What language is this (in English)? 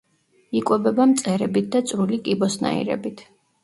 Georgian